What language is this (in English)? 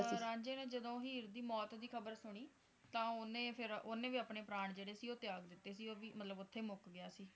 Punjabi